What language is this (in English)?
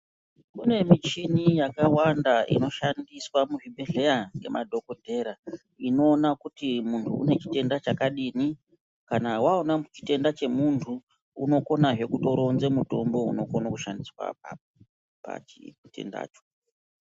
Ndau